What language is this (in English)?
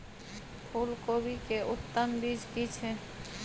Maithili